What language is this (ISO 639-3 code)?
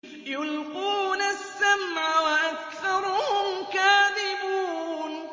ara